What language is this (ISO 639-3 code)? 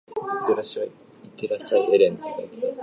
jpn